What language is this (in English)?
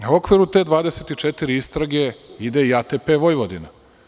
Serbian